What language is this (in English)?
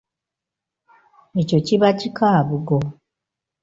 Ganda